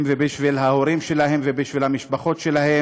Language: Hebrew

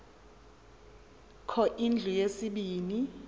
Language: Xhosa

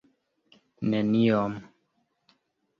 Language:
Esperanto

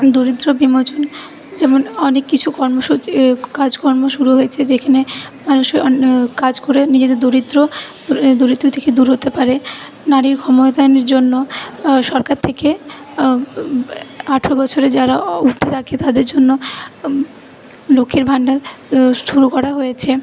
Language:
Bangla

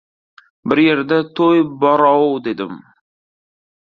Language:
Uzbek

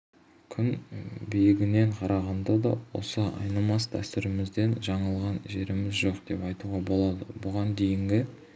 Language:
Kazakh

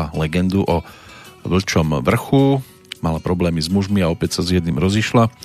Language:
Slovak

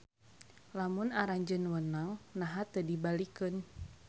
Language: Sundanese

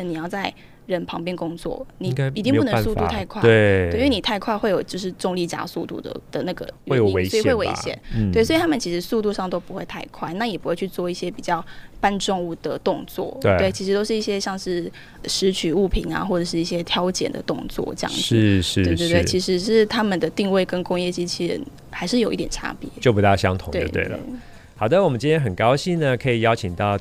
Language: Chinese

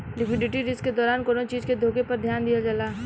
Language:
Bhojpuri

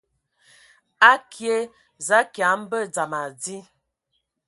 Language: Ewondo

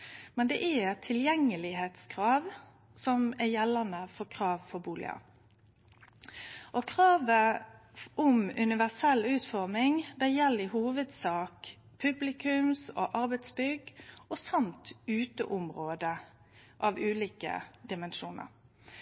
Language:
Norwegian Nynorsk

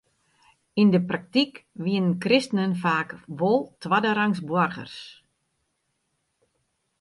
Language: Western Frisian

